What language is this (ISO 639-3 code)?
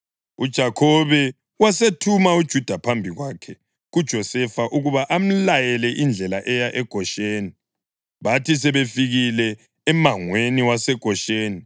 nde